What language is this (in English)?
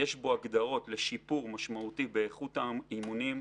Hebrew